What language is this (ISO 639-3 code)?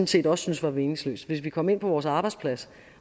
dan